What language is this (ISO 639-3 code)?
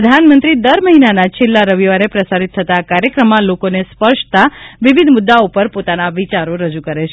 guj